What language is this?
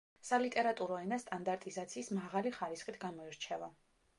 Georgian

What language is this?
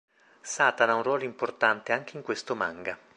Italian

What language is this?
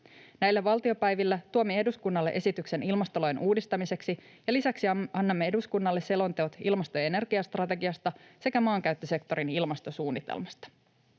Finnish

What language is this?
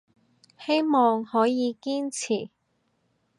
Cantonese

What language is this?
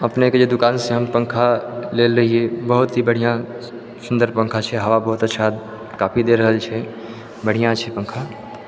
Maithili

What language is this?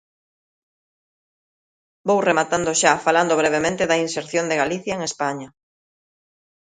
Galician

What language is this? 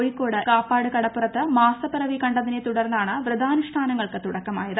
Malayalam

